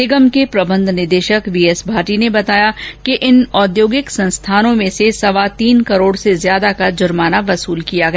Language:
Hindi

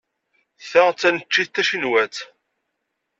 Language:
Kabyle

